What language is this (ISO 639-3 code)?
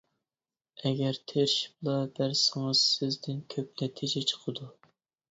uig